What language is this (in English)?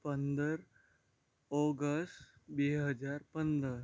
Gujarati